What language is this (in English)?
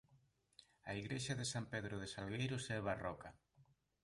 Galician